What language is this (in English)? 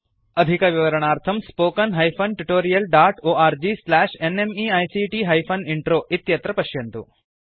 Sanskrit